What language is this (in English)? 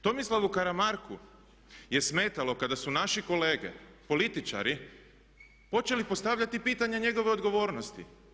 Croatian